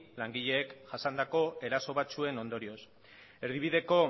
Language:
Basque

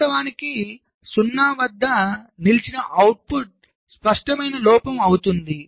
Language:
Telugu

